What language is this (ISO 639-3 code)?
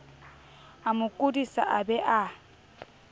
sot